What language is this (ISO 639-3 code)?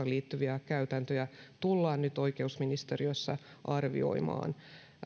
fin